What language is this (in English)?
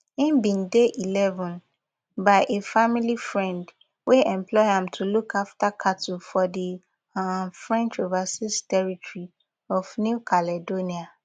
Nigerian Pidgin